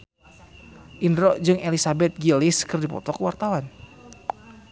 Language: Sundanese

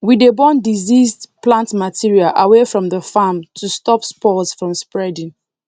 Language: Nigerian Pidgin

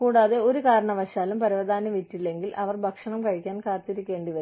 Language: Malayalam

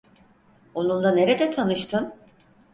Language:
Turkish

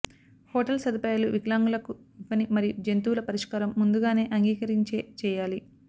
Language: Telugu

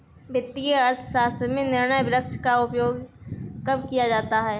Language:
Hindi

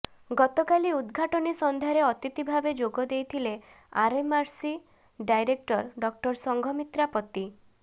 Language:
Odia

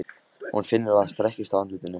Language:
Icelandic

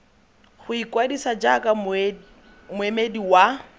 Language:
Tswana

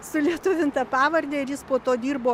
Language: Lithuanian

